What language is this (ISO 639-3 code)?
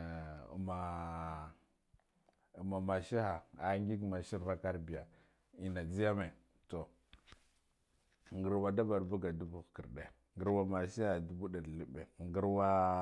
gdf